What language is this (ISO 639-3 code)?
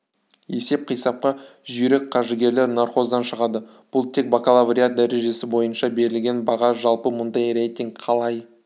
kaz